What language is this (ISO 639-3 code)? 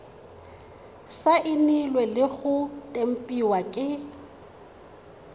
tsn